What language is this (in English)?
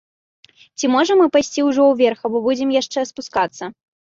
Belarusian